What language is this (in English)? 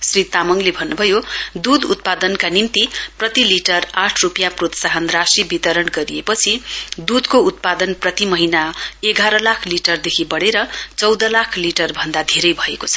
Nepali